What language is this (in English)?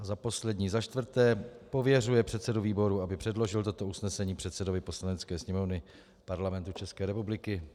Czech